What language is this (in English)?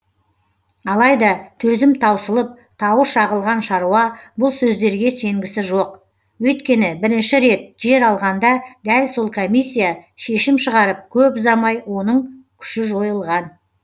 Kazakh